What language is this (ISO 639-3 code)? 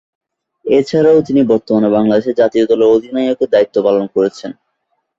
ben